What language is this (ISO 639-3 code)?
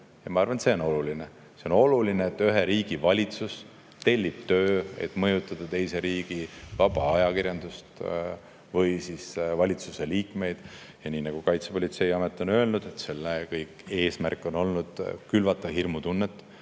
est